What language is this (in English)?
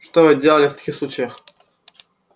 Russian